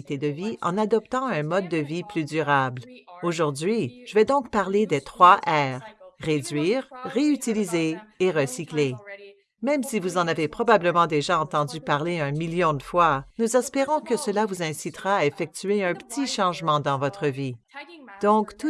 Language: French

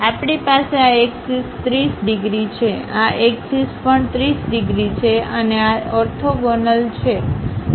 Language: Gujarati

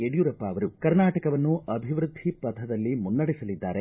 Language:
Kannada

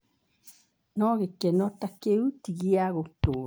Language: Kikuyu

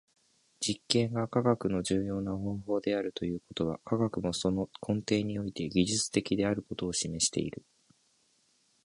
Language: Japanese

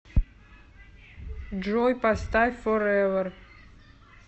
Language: Russian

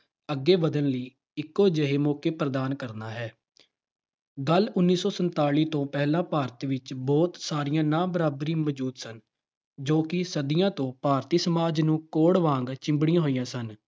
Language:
Punjabi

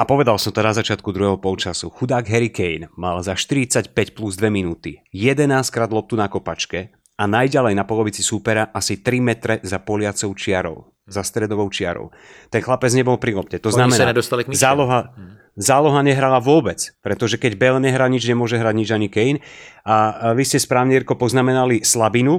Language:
Czech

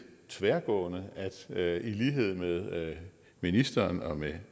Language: Danish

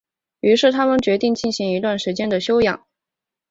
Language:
Chinese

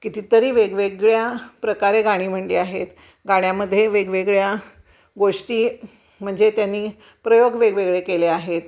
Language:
Marathi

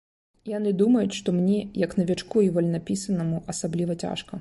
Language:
Belarusian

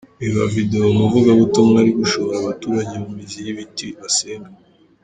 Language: Kinyarwanda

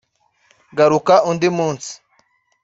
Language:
Kinyarwanda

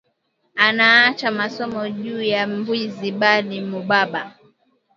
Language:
Swahili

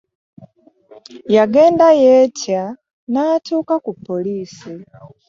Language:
Ganda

